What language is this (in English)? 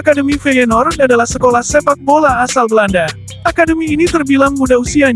Indonesian